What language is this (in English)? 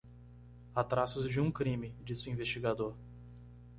Portuguese